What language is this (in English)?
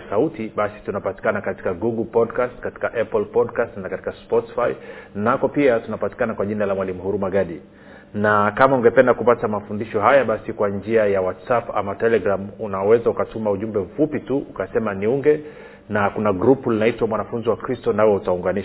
Swahili